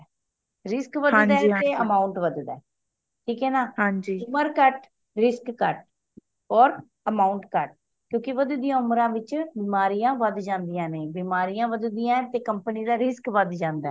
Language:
Punjabi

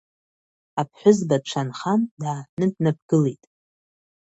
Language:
Abkhazian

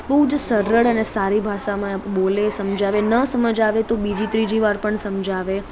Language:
Gujarati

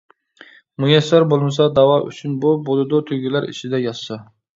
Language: Uyghur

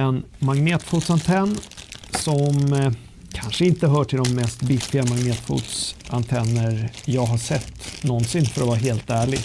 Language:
Swedish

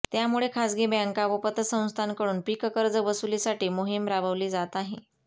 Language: Marathi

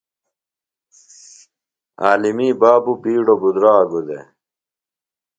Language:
Phalura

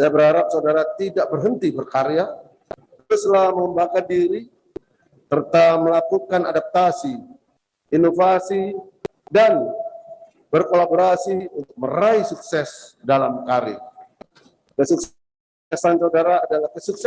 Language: Indonesian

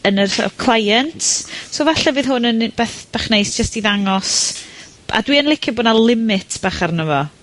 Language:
Welsh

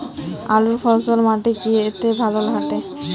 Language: Bangla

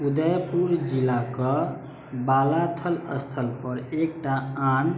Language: Maithili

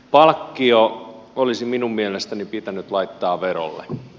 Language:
Finnish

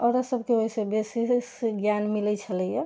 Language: Maithili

